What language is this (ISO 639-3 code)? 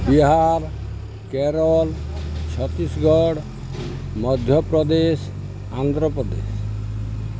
ori